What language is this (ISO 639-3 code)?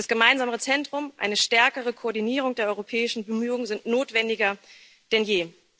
deu